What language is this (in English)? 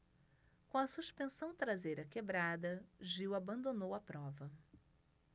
Portuguese